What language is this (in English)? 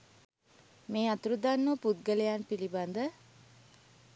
Sinhala